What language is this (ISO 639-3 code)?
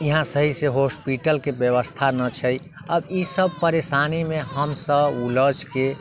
mai